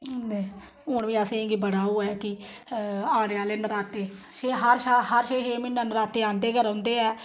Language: Dogri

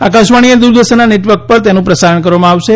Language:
Gujarati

